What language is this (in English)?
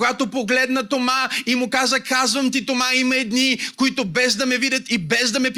Bulgarian